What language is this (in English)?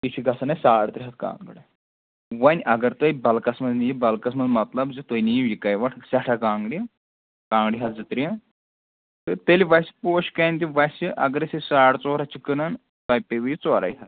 Kashmiri